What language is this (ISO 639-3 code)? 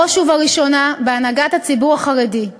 heb